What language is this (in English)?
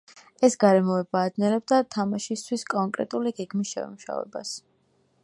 Georgian